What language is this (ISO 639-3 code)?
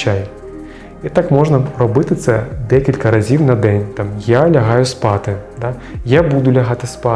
ukr